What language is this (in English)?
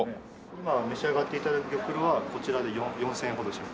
Japanese